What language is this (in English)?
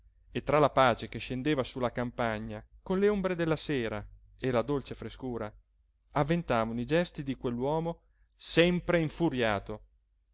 Italian